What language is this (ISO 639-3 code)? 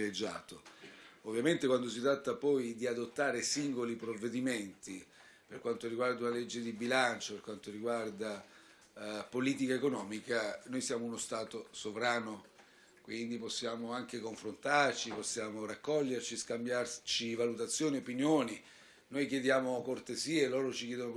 ita